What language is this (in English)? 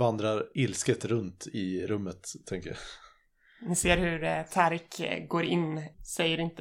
Swedish